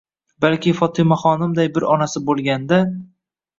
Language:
Uzbek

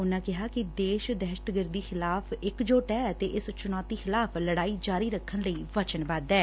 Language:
Punjabi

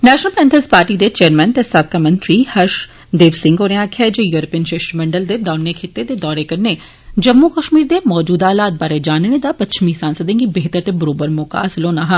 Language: Dogri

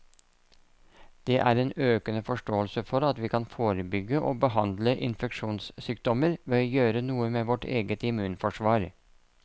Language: Norwegian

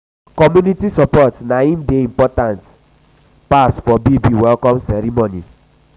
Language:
Nigerian Pidgin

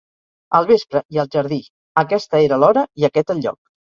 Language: Catalan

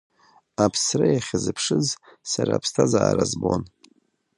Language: Abkhazian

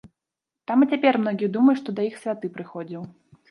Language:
Belarusian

